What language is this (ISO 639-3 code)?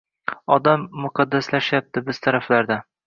uzb